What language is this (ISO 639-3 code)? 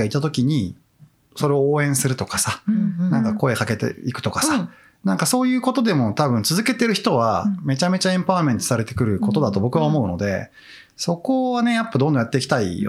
jpn